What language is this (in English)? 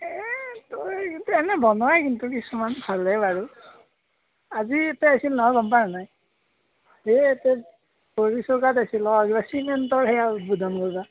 Assamese